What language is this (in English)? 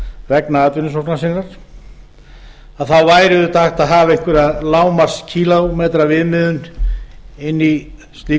Icelandic